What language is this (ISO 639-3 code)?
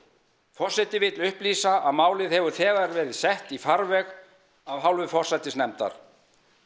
isl